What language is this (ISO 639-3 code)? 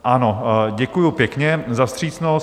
ces